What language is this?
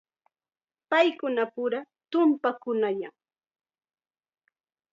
Chiquián Ancash Quechua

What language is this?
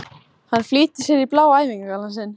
Icelandic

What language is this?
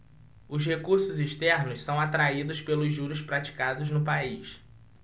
Portuguese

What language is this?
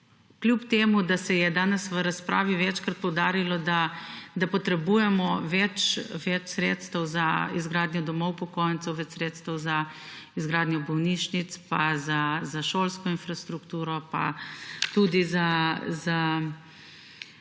Slovenian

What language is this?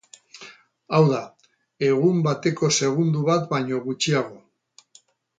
Basque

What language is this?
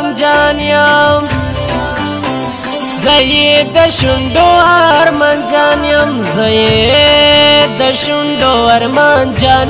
Hindi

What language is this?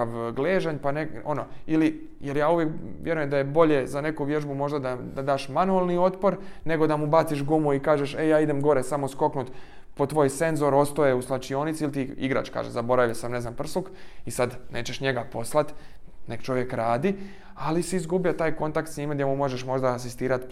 Croatian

